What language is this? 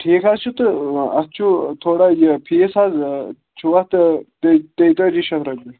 Kashmiri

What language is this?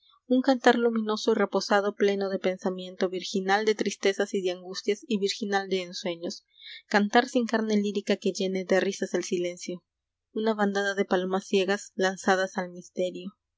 Spanish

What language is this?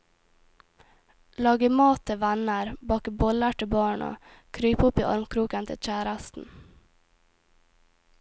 Norwegian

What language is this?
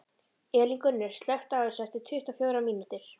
Icelandic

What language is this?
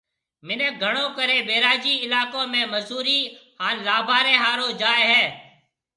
Marwari (Pakistan)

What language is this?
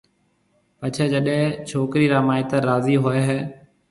Marwari (Pakistan)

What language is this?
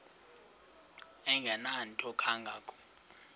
Xhosa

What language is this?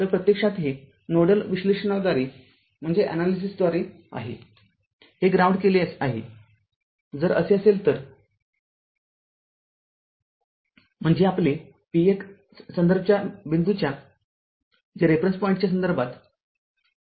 Marathi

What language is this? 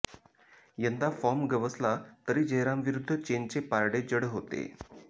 Marathi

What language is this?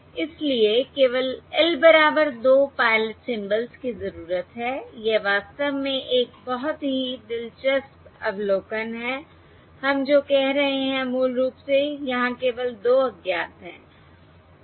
Hindi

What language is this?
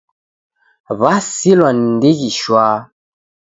Taita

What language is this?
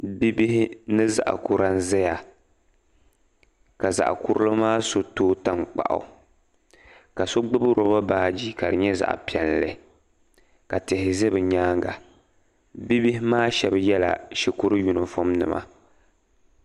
Dagbani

